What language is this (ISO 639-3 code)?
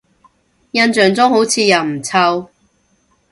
yue